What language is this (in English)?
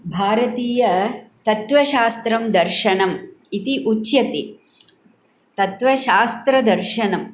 Sanskrit